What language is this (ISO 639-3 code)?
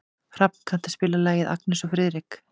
isl